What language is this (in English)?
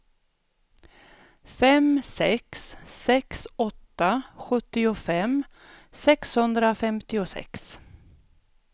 Swedish